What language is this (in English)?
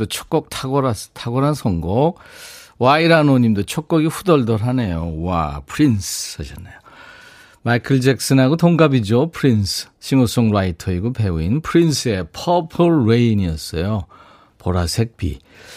Korean